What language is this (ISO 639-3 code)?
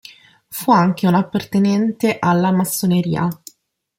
ita